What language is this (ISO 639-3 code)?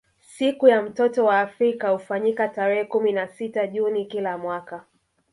swa